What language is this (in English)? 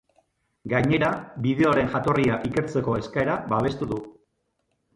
Basque